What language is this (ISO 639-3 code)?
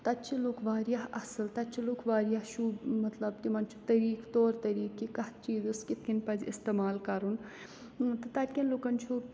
kas